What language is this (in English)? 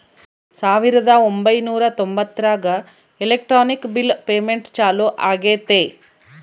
Kannada